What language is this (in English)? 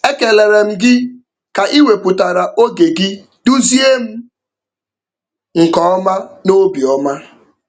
Igbo